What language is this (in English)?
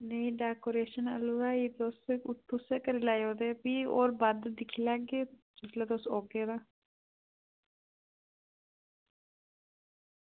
Dogri